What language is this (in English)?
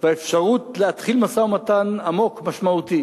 Hebrew